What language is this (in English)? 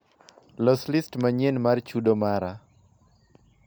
Luo (Kenya and Tanzania)